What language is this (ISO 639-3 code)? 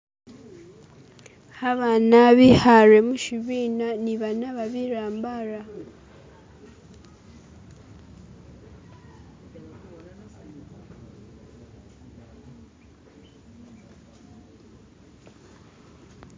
myx